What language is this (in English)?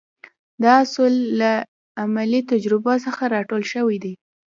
Pashto